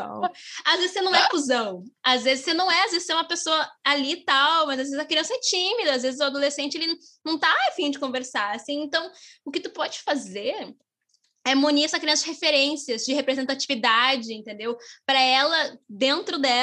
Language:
Portuguese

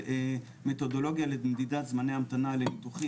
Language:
Hebrew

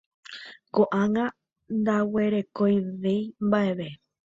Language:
Guarani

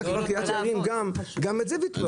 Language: Hebrew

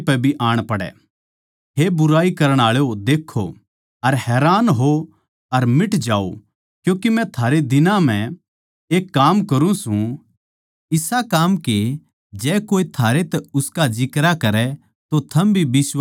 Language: Haryanvi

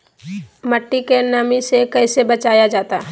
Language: Magahi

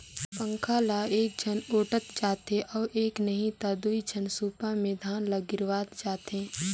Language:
Chhattisgarhi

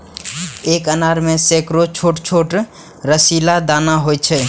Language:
Maithili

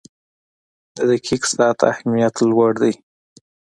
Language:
Pashto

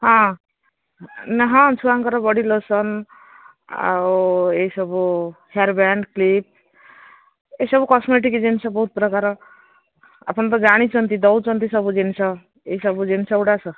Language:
Odia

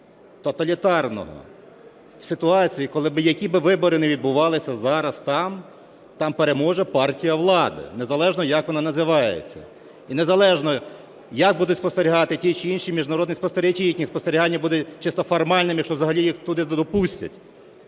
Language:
Ukrainian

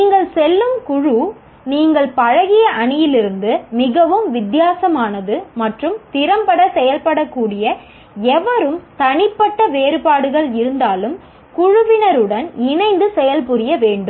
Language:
Tamil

